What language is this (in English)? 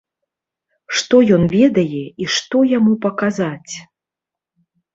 Belarusian